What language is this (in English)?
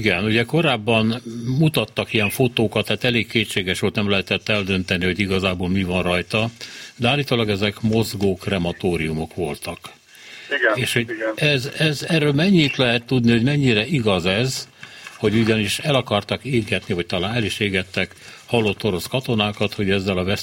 Hungarian